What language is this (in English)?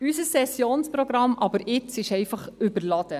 Swiss German